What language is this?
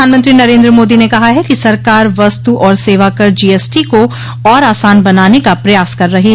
Hindi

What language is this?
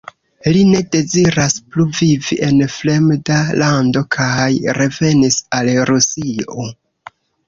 Esperanto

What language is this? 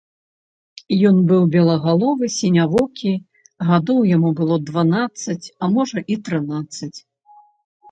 Belarusian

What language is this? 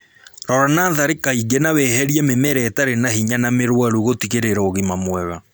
Kikuyu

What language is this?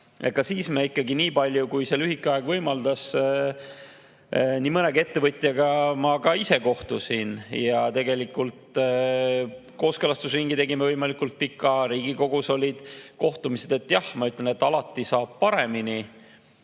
Estonian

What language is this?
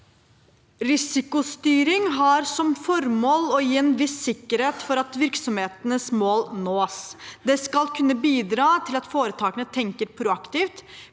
Norwegian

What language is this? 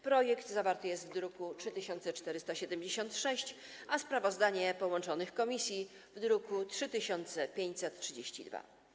Polish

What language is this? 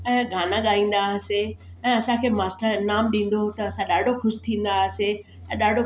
Sindhi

